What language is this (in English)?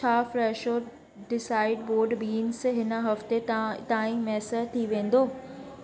Sindhi